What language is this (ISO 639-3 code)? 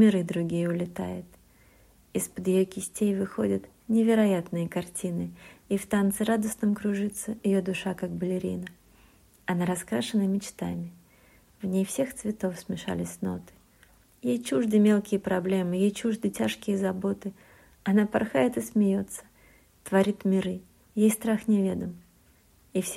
rus